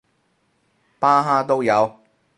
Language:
Cantonese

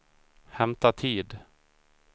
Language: Swedish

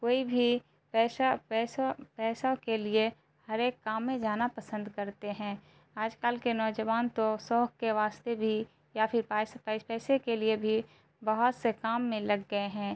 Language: Urdu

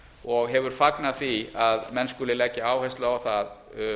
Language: Icelandic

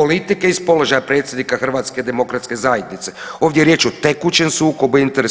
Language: Croatian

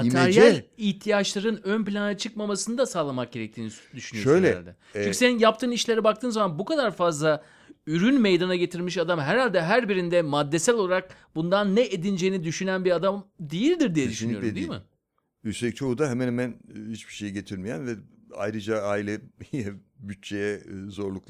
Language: Turkish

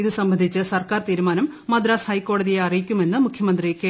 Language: Malayalam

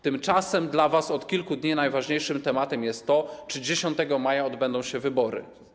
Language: Polish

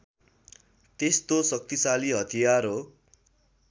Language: Nepali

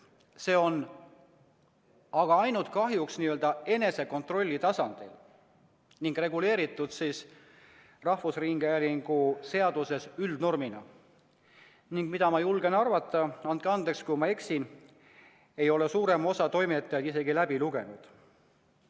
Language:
Estonian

